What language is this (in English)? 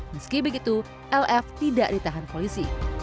Indonesian